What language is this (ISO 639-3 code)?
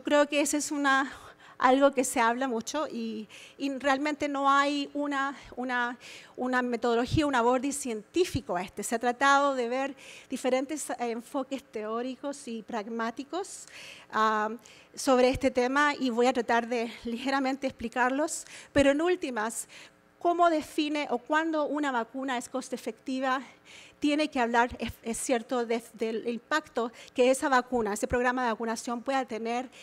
spa